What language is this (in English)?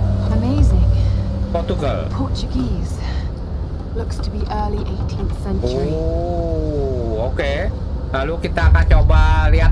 Indonesian